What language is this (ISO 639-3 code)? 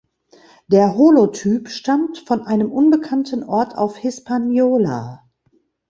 deu